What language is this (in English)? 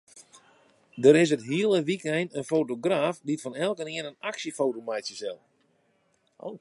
Western Frisian